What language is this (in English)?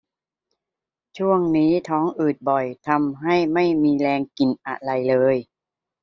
Thai